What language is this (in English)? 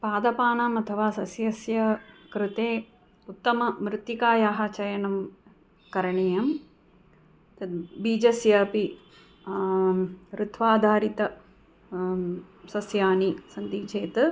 Sanskrit